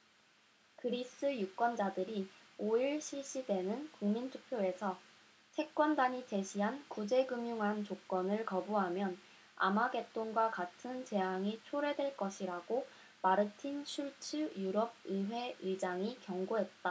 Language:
Korean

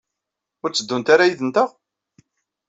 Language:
Kabyle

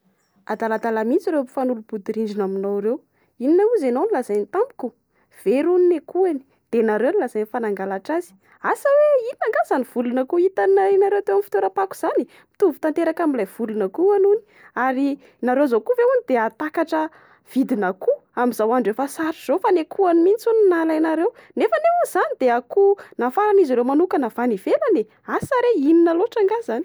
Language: Malagasy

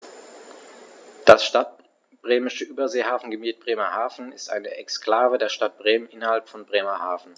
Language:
German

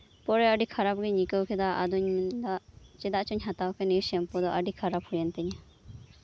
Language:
Santali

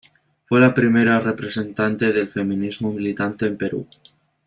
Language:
Spanish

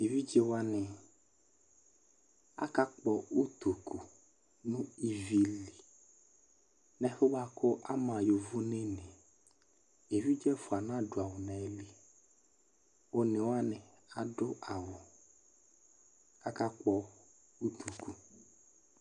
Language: Ikposo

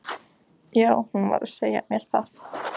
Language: Icelandic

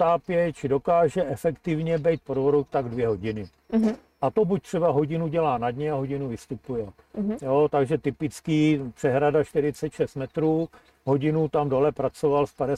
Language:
Czech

